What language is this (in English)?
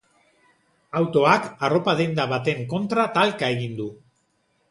Basque